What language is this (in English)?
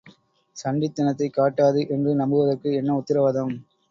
Tamil